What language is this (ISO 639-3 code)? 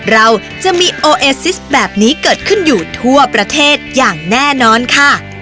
tha